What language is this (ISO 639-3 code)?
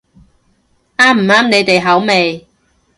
yue